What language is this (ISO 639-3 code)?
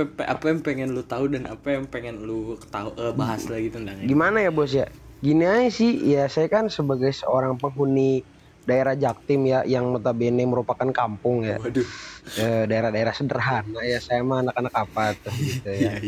ind